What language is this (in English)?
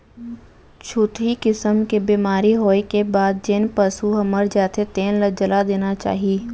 Chhattisgarhi